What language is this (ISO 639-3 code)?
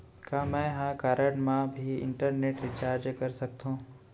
hne